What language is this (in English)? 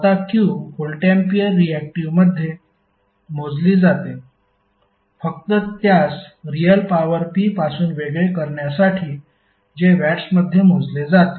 Marathi